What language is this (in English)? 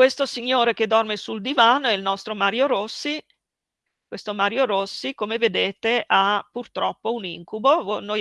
Italian